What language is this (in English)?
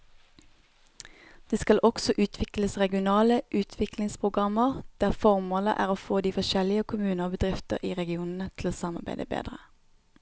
Norwegian